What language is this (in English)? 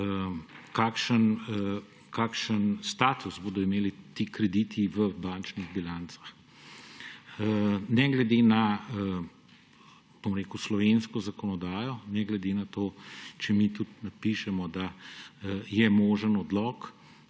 Slovenian